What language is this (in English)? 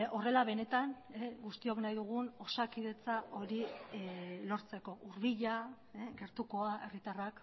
Basque